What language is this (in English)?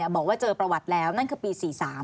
Thai